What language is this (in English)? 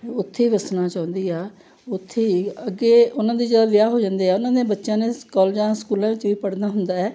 Punjabi